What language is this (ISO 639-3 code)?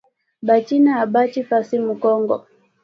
swa